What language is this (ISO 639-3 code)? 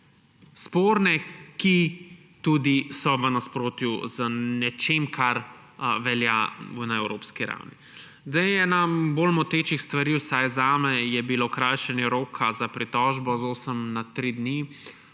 slv